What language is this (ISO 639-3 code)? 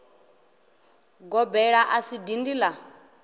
ven